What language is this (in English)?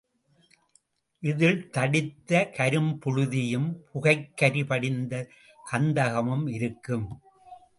Tamil